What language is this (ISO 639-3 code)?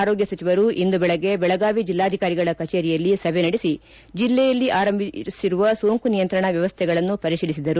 kan